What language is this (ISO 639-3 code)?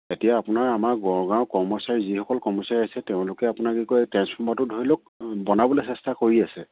asm